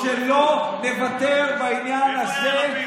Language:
Hebrew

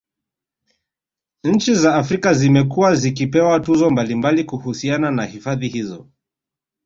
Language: Swahili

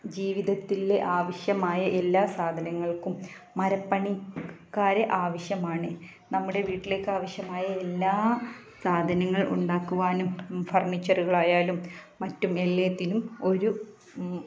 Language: Malayalam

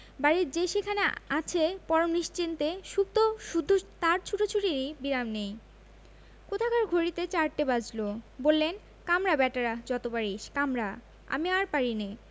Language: Bangla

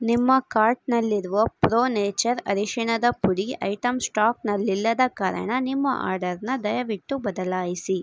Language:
Kannada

